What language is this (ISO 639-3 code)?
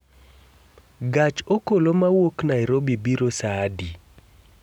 luo